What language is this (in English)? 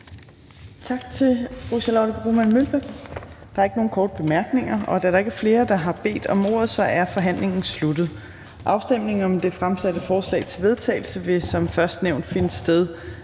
Danish